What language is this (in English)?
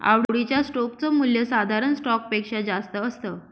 Marathi